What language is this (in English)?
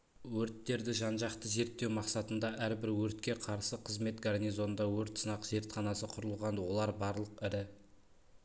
Kazakh